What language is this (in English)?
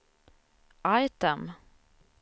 Swedish